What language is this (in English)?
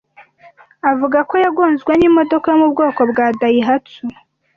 Kinyarwanda